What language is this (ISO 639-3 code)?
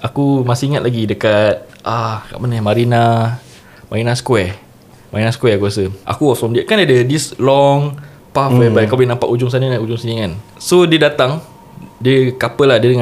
msa